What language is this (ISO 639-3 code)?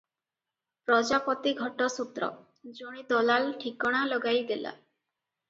ori